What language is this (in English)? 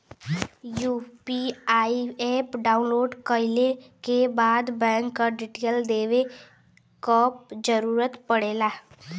Bhojpuri